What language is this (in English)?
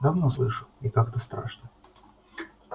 Russian